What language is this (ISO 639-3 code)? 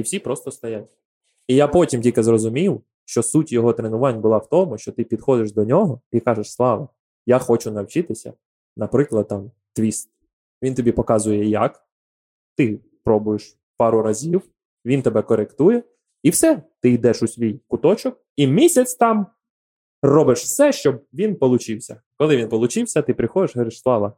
ukr